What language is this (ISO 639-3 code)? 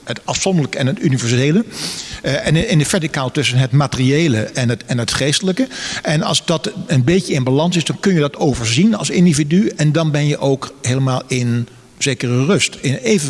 nld